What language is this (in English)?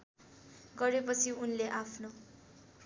Nepali